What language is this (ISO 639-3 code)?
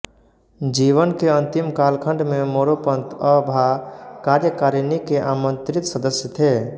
hin